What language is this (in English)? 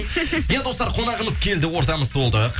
Kazakh